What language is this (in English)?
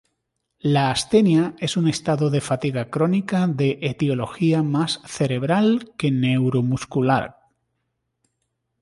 Spanish